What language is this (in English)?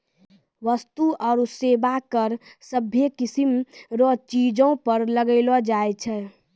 Maithili